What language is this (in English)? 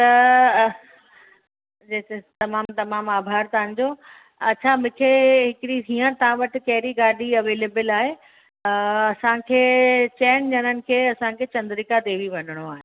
Sindhi